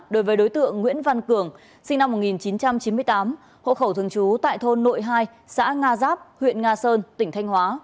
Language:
Vietnamese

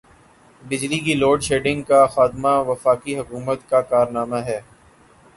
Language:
Urdu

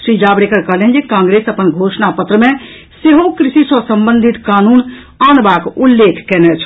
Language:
Maithili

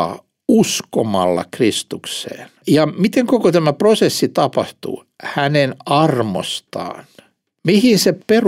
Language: Finnish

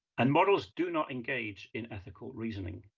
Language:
English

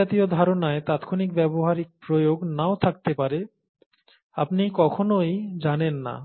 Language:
Bangla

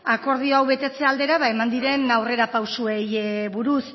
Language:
Basque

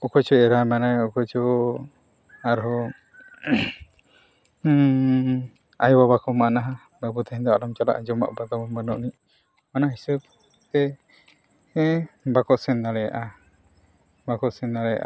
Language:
Santali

